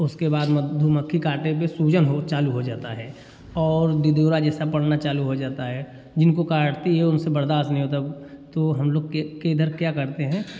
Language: Hindi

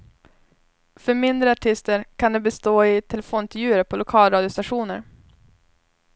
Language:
Swedish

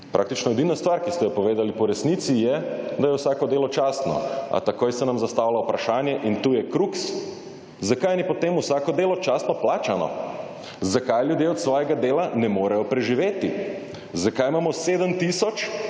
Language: Slovenian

